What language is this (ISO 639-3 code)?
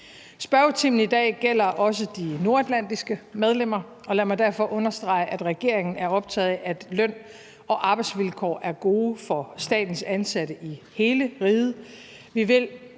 dan